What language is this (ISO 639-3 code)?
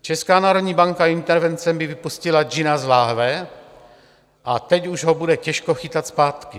ces